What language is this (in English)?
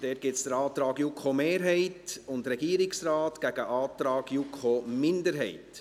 Swiss German